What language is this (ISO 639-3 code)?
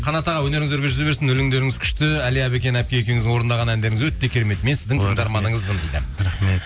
kaz